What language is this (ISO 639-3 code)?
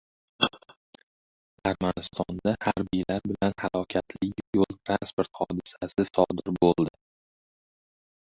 uzb